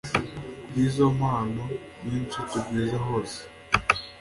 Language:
Kinyarwanda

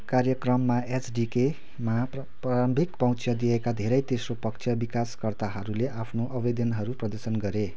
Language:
Nepali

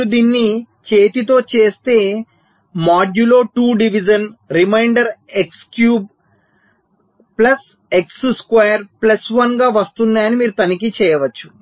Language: Telugu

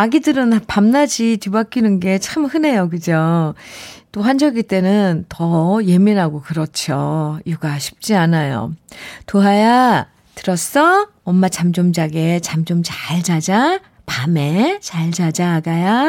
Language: Korean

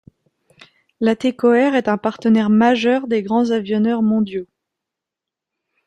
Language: French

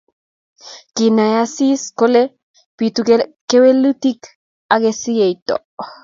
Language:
Kalenjin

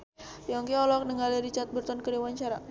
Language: Sundanese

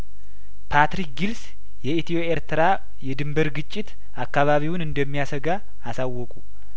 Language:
Amharic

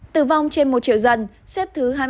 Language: Vietnamese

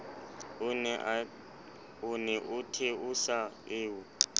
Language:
Southern Sotho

